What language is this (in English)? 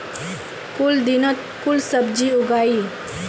Magahi